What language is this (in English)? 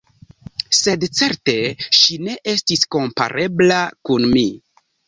Esperanto